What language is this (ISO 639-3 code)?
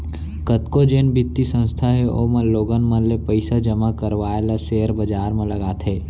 hne